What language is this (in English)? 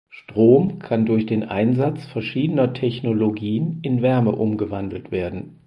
German